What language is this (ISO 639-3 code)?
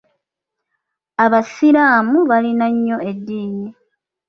lug